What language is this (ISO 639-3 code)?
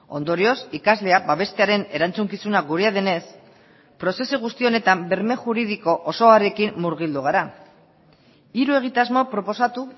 eus